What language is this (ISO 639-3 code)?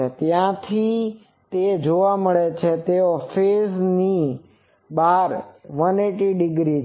guj